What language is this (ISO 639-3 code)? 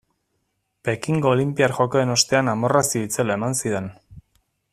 eus